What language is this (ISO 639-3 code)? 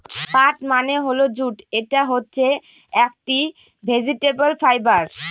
ben